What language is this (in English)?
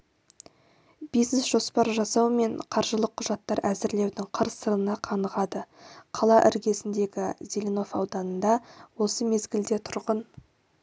Kazakh